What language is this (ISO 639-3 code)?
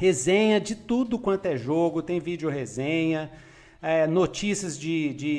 por